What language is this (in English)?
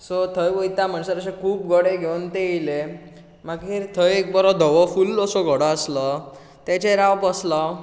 Konkani